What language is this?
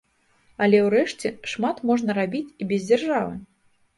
Belarusian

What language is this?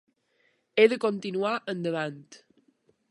Catalan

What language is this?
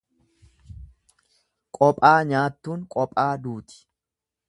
Oromo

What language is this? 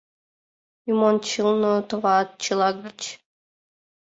Mari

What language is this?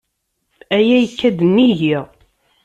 Kabyle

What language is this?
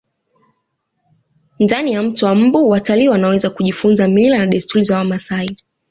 Swahili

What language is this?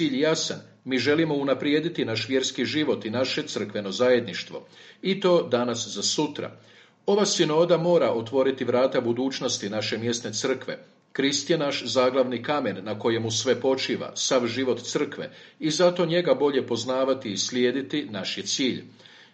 Croatian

